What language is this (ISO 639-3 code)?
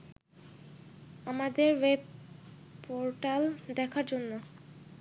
ben